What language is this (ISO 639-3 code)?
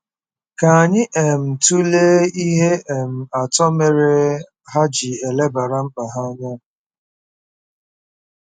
ibo